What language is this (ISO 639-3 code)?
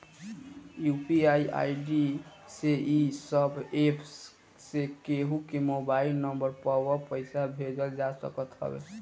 bho